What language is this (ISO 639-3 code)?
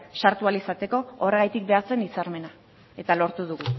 eus